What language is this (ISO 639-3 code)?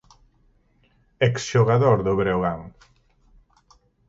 glg